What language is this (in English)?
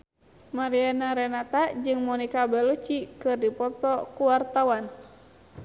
Sundanese